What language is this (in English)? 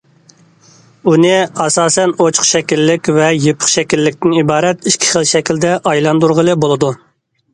Uyghur